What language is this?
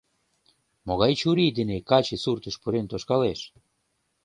Mari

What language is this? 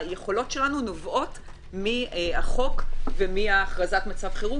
Hebrew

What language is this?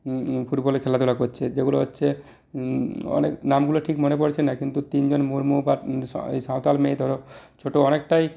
Bangla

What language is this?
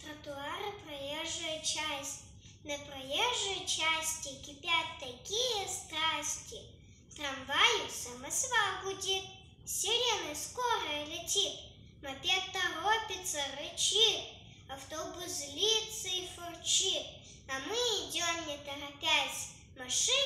Russian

